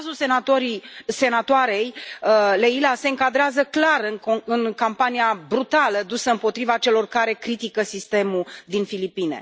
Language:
Romanian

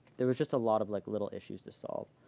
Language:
English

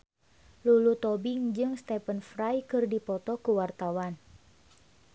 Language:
Sundanese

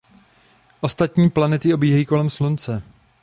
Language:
Czech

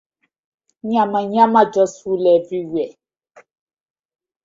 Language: Nigerian Pidgin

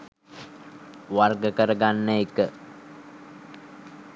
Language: Sinhala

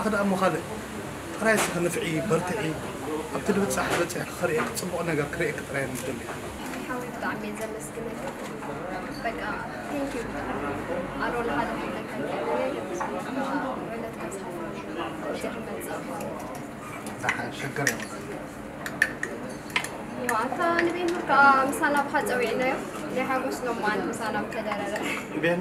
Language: Arabic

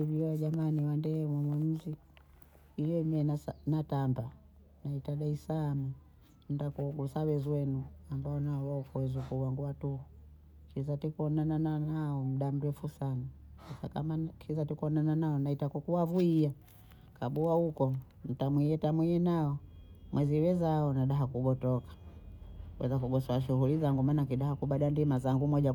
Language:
Bondei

